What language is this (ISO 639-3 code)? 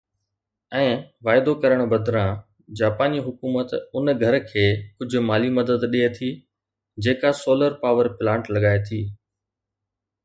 snd